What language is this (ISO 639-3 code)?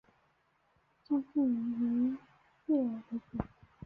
zho